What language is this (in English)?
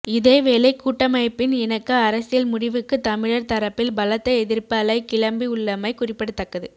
Tamil